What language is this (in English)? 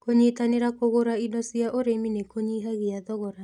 Kikuyu